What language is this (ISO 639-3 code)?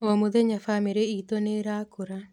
kik